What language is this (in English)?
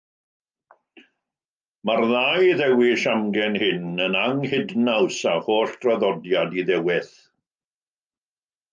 Welsh